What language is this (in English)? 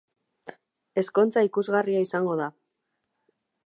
Basque